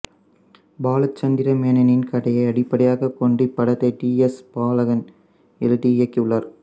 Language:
Tamil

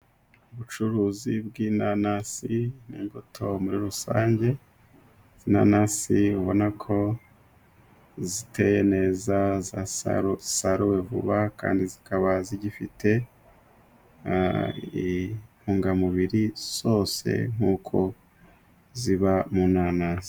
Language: Kinyarwanda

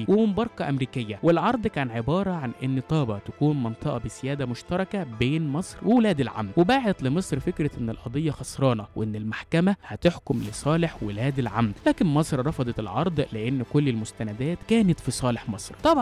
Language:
Arabic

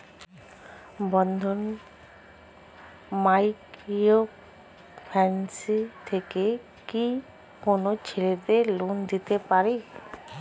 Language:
Bangla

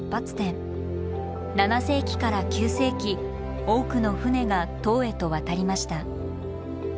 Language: Japanese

